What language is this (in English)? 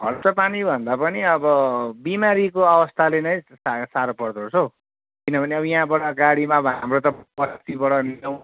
Nepali